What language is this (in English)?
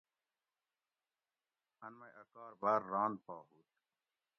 Gawri